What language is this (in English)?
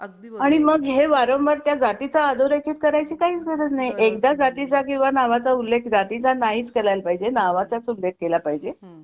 Marathi